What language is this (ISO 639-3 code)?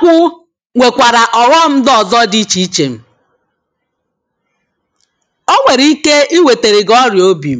ibo